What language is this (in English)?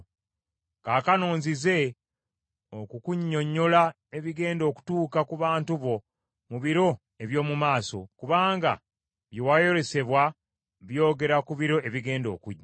Ganda